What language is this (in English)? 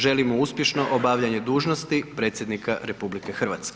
Croatian